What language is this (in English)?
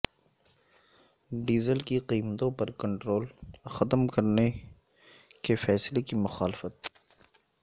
Urdu